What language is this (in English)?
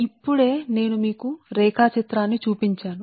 Telugu